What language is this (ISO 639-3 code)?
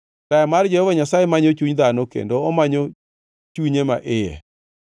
luo